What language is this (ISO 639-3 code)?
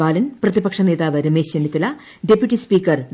mal